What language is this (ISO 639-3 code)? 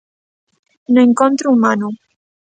glg